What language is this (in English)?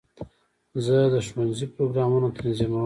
Pashto